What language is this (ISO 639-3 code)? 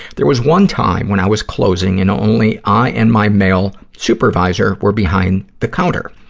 eng